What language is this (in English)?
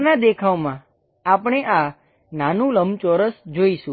Gujarati